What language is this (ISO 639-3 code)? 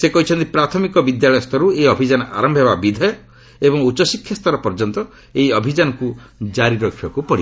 ori